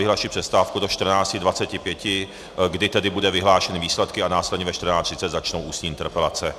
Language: Czech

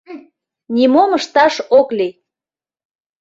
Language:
Mari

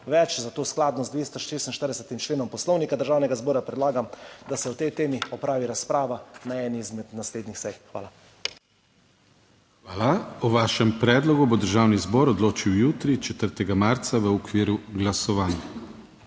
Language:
Slovenian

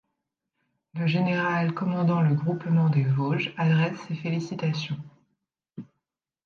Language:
French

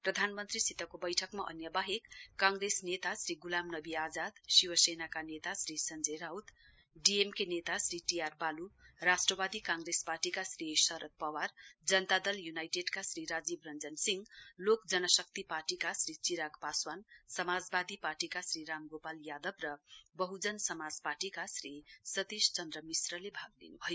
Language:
Nepali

